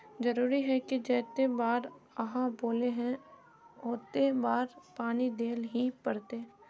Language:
Magahi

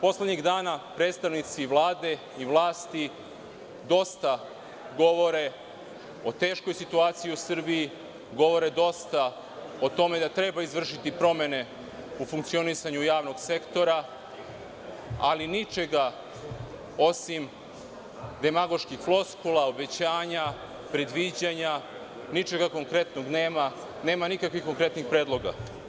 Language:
Serbian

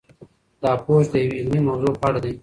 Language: Pashto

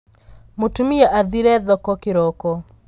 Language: Kikuyu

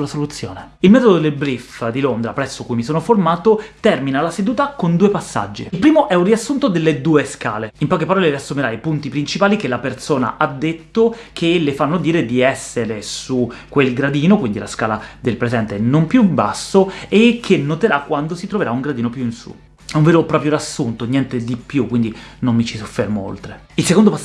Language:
Italian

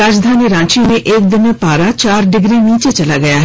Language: Hindi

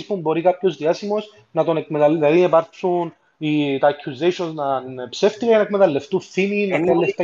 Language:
Greek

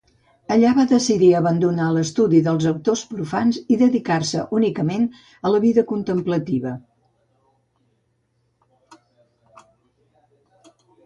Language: Catalan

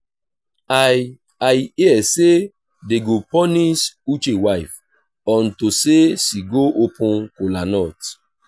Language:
Nigerian Pidgin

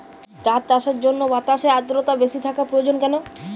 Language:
Bangla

